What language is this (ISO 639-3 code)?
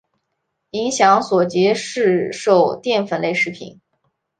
zho